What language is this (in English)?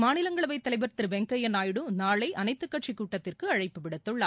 Tamil